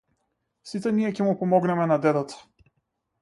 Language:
Macedonian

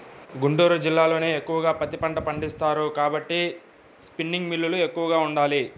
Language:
Telugu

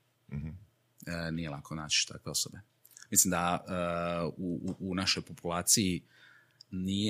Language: Croatian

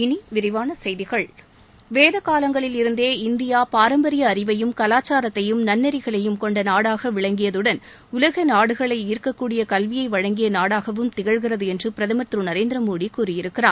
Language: Tamil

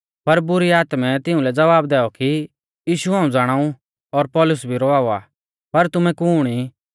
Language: Mahasu Pahari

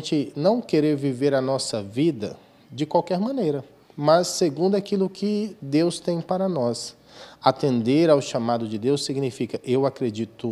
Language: Portuguese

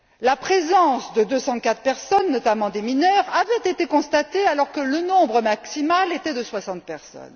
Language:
French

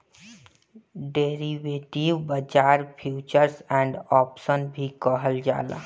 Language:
Bhojpuri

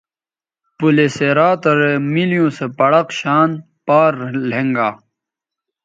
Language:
Bateri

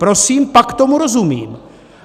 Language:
Czech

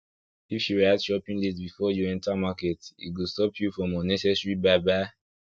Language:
Nigerian Pidgin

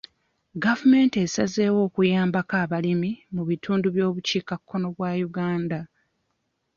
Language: Ganda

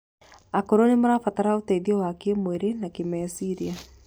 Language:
Kikuyu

